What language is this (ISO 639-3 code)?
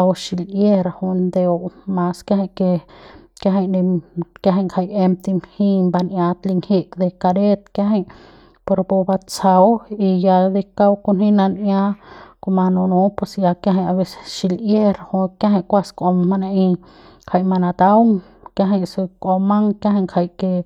pbs